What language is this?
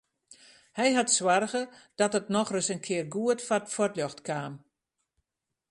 Western Frisian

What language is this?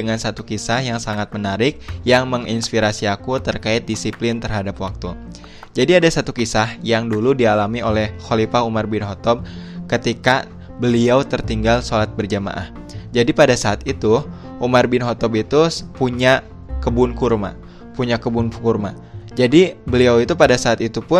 Indonesian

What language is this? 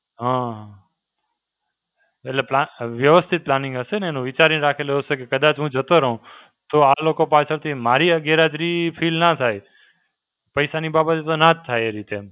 Gujarati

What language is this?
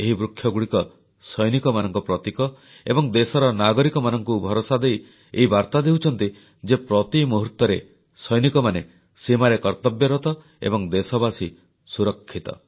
Odia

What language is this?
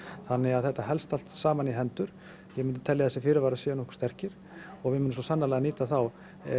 Icelandic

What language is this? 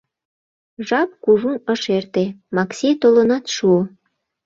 Mari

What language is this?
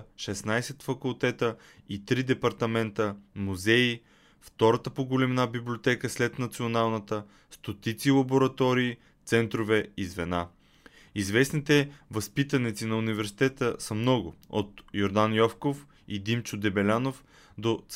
Bulgarian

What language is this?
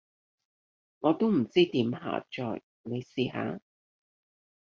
Cantonese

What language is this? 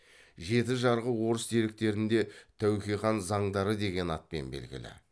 Kazakh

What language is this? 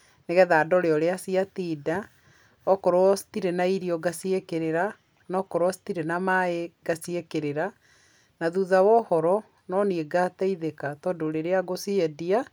Kikuyu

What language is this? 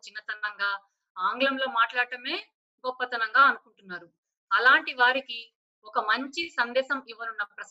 Telugu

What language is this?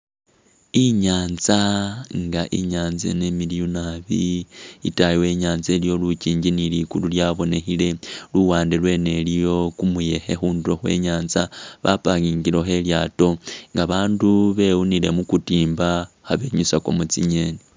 Masaaba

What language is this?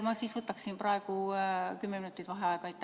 Estonian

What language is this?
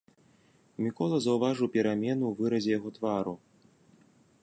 Belarusian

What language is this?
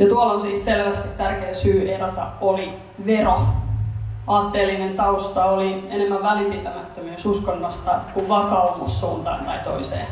Finnish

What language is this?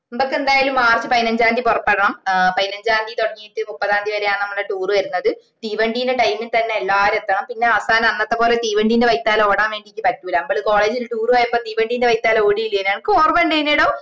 Malayalam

